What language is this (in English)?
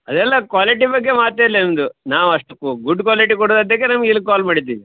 Kannada